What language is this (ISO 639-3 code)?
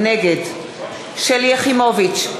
heb